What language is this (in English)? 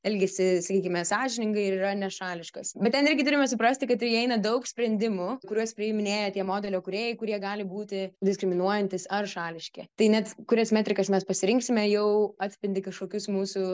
Lithuanian